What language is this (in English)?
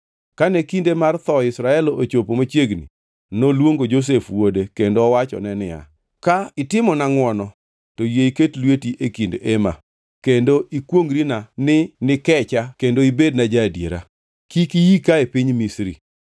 Luo (Kenya and Tanzania)